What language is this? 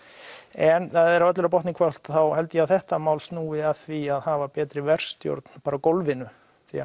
Icelandic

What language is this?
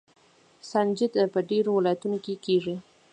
Pashto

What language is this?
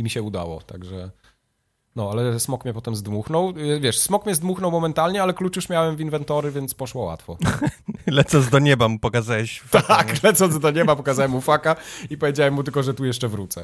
Polish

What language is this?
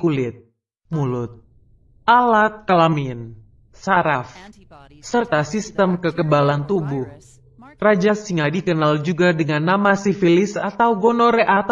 Indonesian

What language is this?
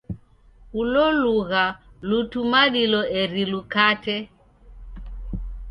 Taita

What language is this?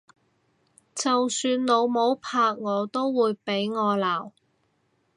Cantonese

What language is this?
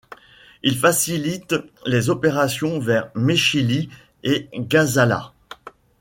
French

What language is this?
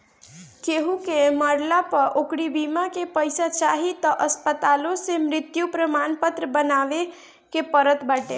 Bhojpuri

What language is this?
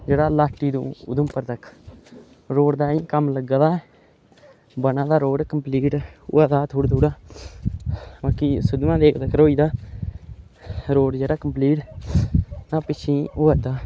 Dogri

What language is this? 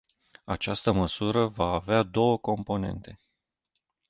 Romanian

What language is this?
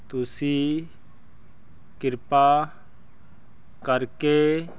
Punjabi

